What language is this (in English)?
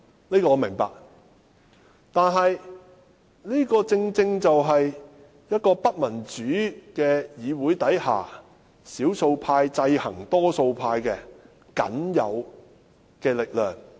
Cantonese